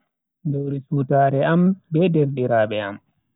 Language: Bagirmi Fulfulde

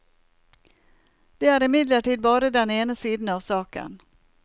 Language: Norwegian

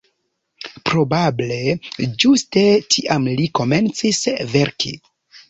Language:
Esperanto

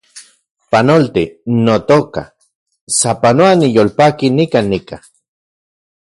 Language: Central Puebla Nahuatl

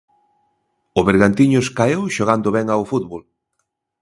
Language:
Galician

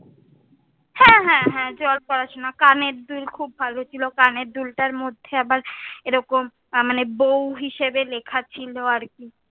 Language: Bangla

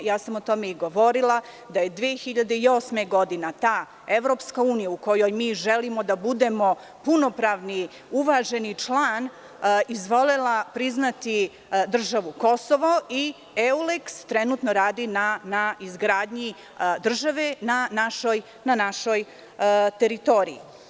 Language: Serbian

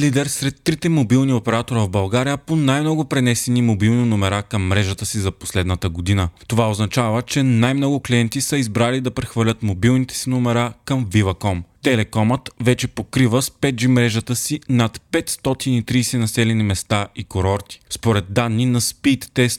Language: Bulgarian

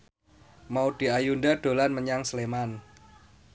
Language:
Javanese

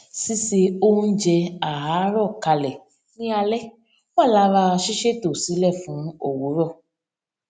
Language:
Yoruba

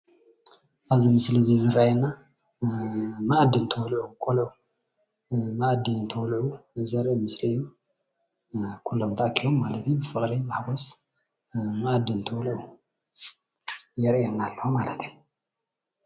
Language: Tigrinya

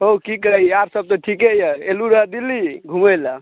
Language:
Maithili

